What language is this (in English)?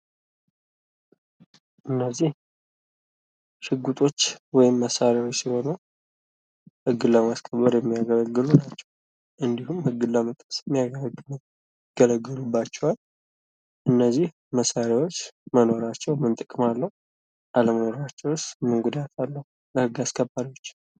Amharic